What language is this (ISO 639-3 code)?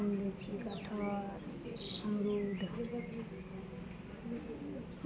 mai